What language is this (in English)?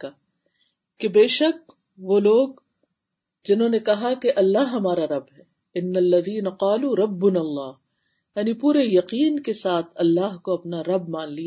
Urdu